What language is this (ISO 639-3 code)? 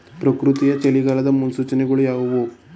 kan